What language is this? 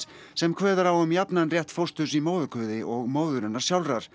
Icelandic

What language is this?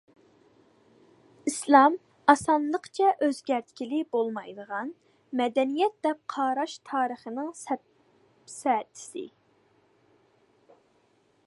Uyghur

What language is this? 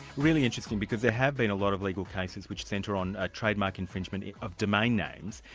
English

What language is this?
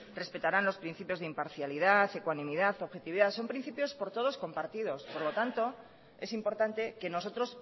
Spanish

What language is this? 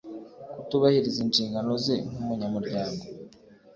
Kinyarwanda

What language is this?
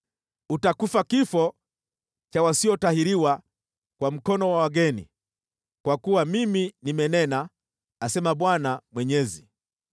Swahili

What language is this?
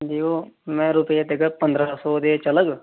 Dogri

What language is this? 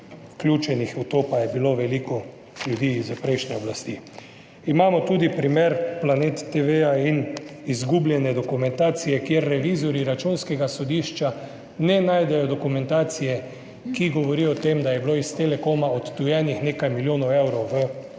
Slovenian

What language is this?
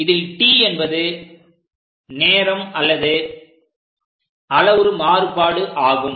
Tamil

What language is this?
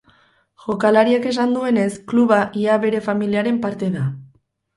Basque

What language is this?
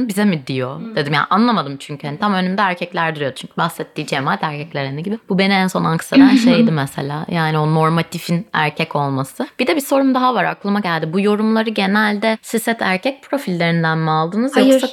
Turkish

